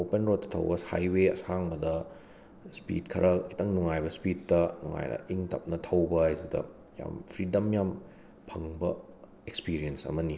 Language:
Manipuri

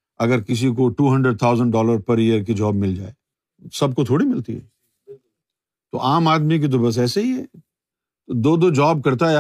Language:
Urdu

